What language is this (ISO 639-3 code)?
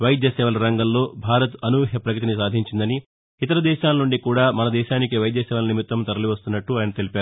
tel